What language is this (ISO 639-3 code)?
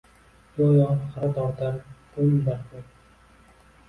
uzb